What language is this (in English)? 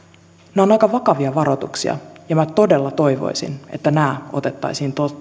Finnish